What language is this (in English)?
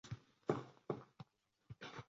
Uzbek